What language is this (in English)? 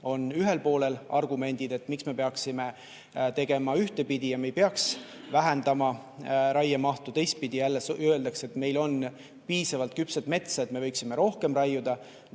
Estonian